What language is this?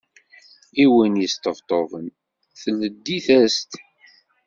Kabyle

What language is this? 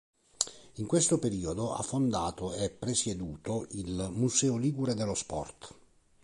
Italian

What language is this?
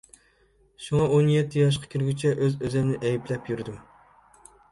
Uyghur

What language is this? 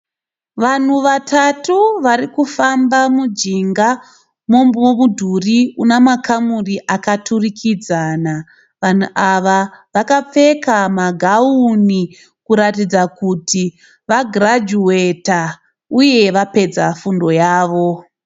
Shona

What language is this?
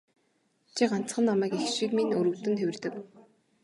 Mongolian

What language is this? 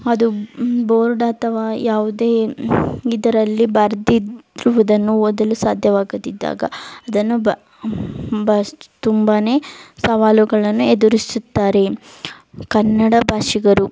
Kannada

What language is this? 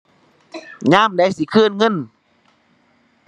Thai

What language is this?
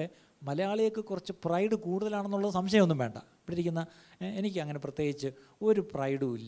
Malayalam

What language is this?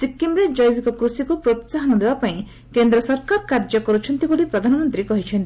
Odia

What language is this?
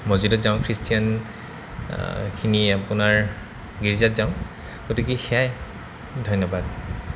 Assamese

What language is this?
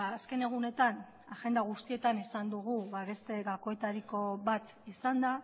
Basque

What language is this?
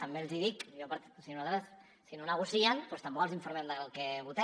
Catalan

